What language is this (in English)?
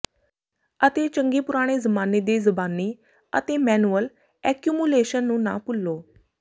Punjabi